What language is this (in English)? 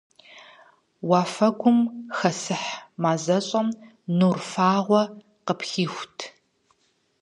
Kabardian